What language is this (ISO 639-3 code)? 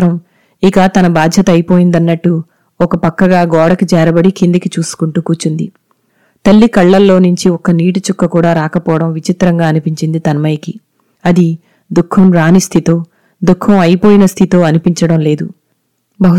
tel